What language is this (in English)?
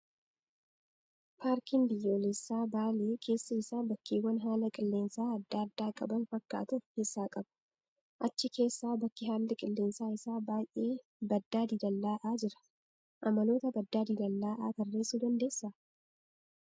Oromo